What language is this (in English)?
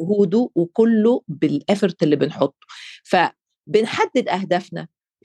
Arabic